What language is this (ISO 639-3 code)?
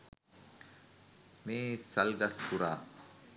sin